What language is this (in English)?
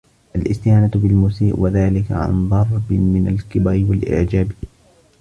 Arabic